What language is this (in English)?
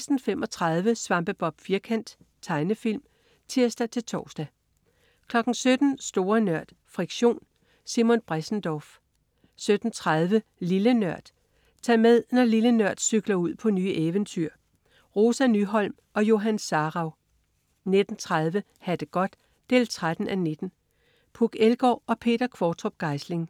Danish